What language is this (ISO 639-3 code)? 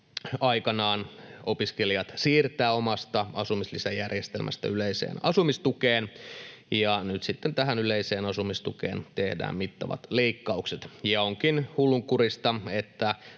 fin